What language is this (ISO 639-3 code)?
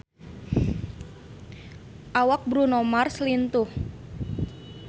sun